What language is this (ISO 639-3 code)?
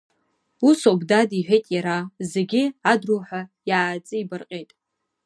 abk